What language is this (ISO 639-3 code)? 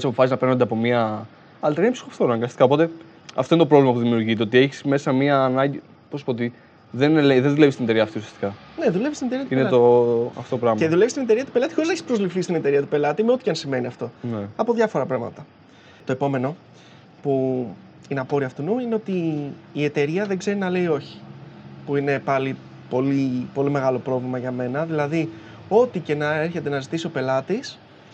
ell